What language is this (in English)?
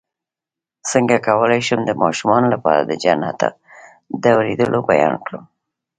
Pashto